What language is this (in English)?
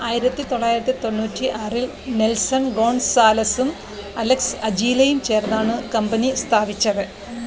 Malayalam